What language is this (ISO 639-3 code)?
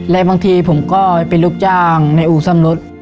tha